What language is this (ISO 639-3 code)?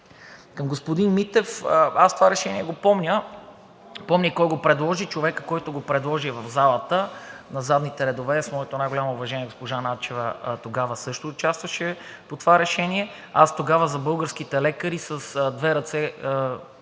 bul